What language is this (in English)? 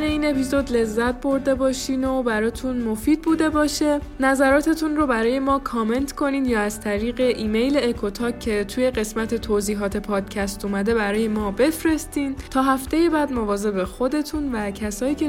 Persian